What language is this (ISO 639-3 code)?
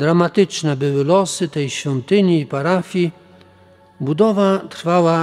pol